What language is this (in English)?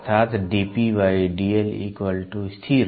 Hindi